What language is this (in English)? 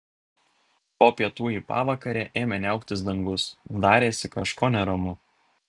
Lithuanian